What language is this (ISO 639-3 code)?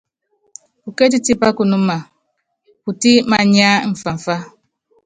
yav